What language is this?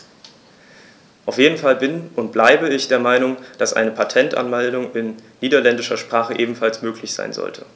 German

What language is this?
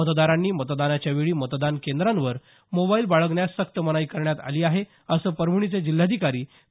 Marathi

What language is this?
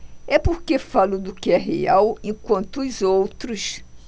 Portuguese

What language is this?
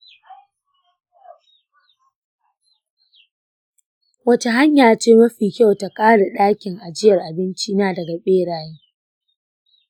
Hausa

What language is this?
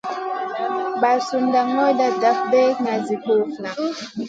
Masana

